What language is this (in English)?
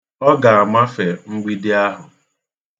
Igbo